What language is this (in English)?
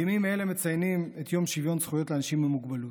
Hebrew